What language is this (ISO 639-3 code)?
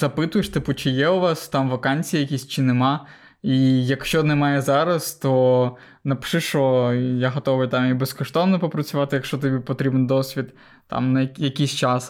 ukr